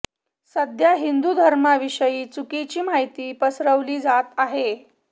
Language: Marathi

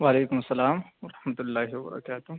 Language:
Urdu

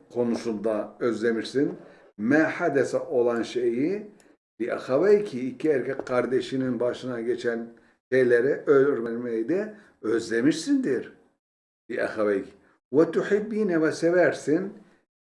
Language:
Turkish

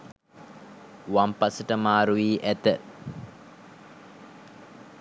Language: Sinhala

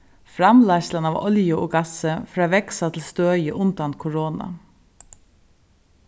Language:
Faroese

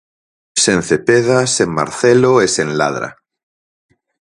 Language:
Galician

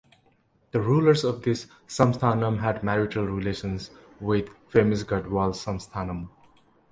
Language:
English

